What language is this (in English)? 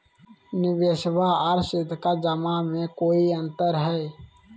Magahi